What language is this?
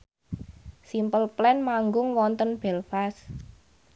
Javanese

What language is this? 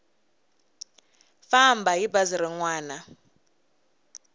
Tsonga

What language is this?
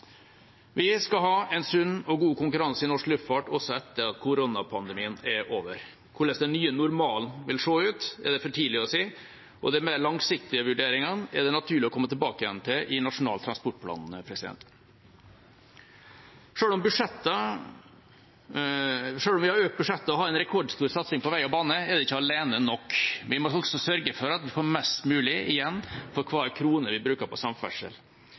Norwegian Bokmål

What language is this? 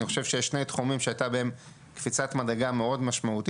Hebrew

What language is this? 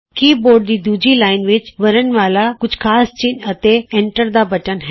Punjabi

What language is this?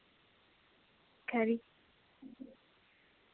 Dogri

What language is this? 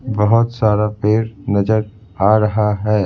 Hindi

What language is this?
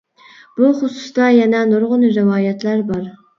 Uyghur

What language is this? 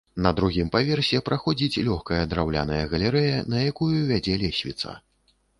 Belarusian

